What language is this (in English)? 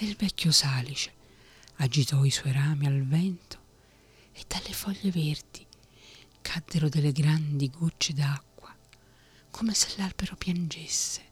Italian